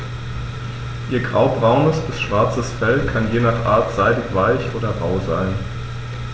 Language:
German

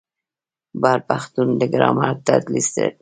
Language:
Pashto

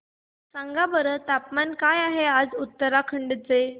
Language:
Marathi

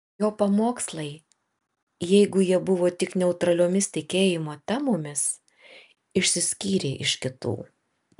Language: Lithuanian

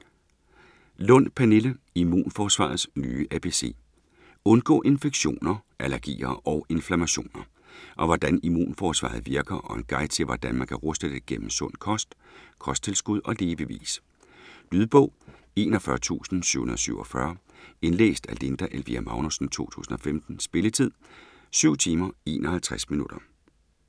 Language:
Danish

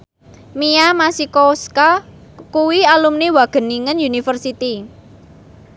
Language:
Javanese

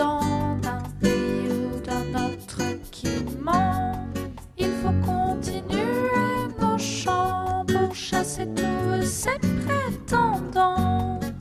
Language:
French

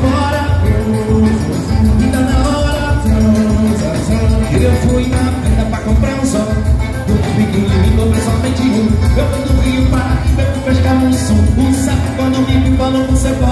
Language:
Portuguese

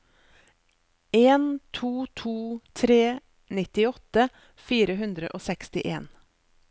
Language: Norwegian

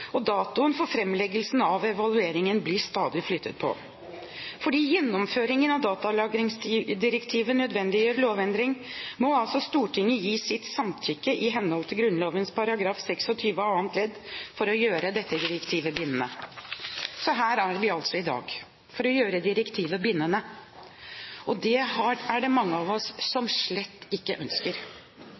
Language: Norwegian Bokmål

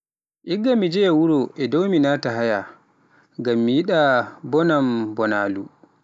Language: Pular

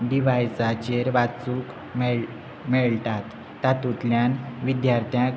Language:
Konkani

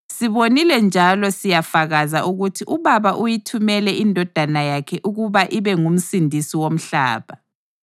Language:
North Ndebele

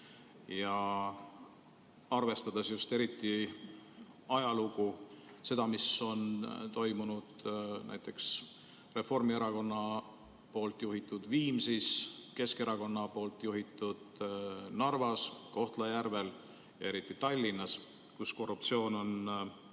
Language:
Estonian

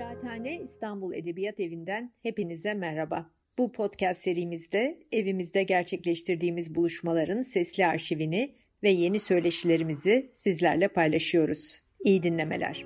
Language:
Turkish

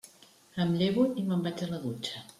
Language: Catalan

